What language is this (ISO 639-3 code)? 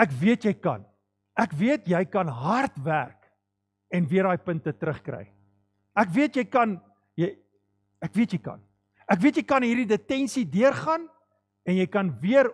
nld